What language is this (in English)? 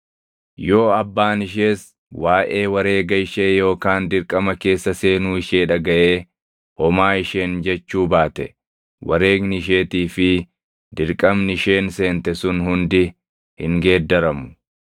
Oromo